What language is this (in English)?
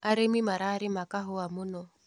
Kikuyu